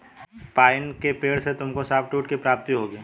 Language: Hindi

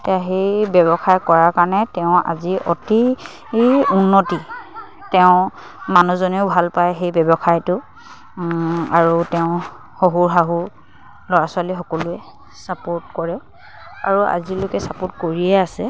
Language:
Assamese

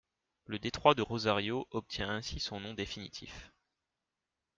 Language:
French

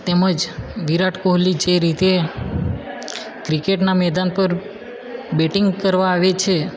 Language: Gujarati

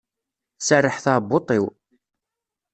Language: Kabyle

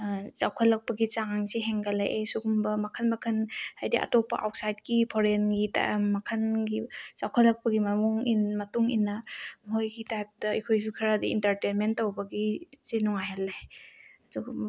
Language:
Manipuri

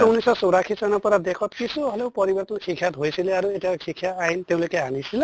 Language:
Assamese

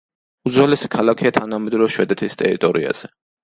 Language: Georgian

